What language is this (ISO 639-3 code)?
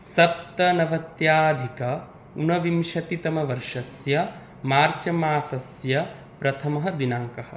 san